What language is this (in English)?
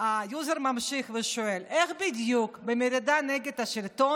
Hebrew